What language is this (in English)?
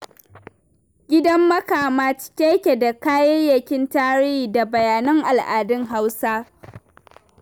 Hausa